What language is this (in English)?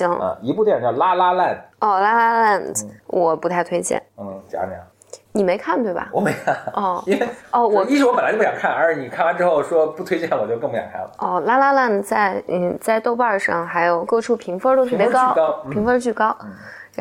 Chinese